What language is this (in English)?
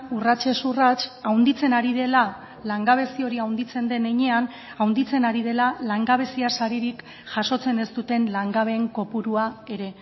Basque